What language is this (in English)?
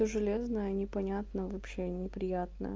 Russian